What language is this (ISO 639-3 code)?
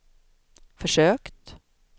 swe